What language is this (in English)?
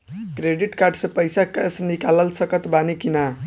Bhojpuri